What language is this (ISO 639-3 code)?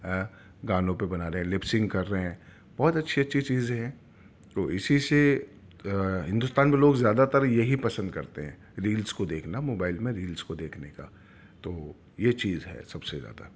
urd